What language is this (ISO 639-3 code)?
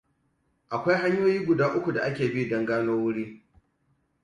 hau